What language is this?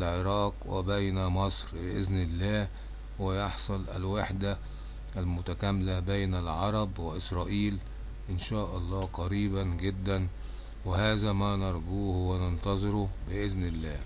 Arabic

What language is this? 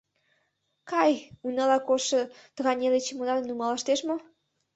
Mari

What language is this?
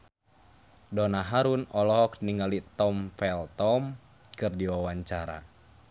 Sundanese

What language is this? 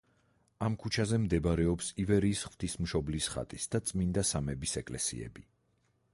Georgian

